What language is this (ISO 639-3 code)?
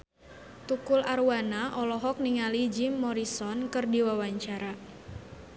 sun